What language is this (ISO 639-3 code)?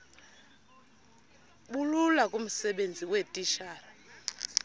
xho